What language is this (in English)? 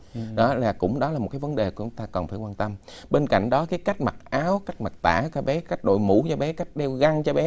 Vietnamese